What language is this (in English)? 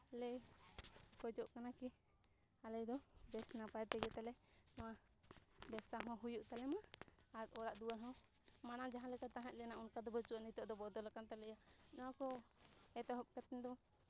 Santali